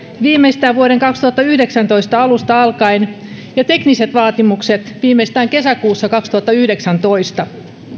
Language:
Finnish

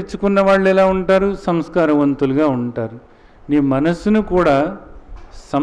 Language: Hindi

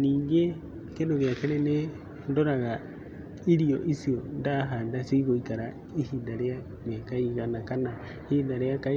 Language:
Kikuyu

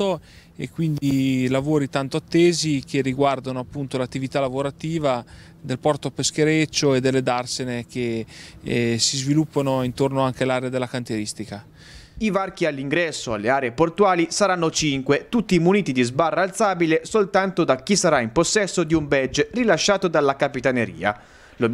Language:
Italian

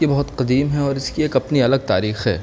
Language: Urdu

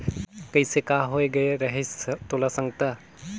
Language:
Chhattisgarhi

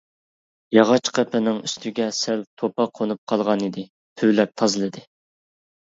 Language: Uyghur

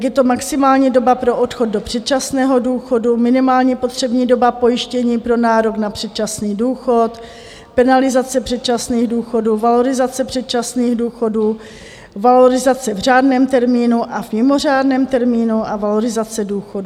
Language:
Czech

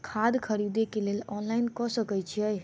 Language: Maithili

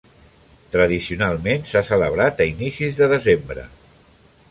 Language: Catalan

